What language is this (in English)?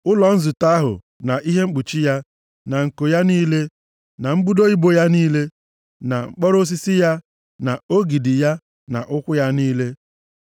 Igbo